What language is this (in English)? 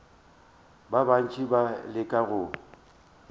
Northern Sotho